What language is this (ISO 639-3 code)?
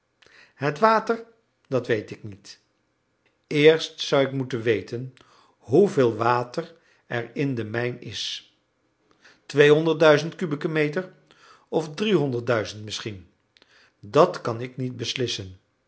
nld